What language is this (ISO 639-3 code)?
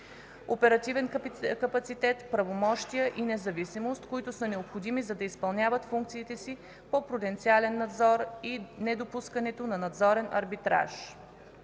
bul